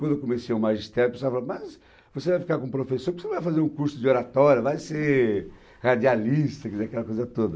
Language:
Portuguese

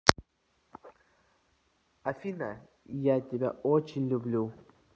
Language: Russian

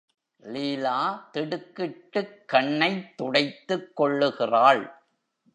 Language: Tamil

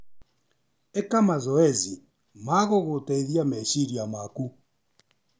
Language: Kikuyu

